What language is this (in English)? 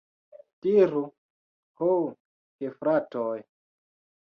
Esperanto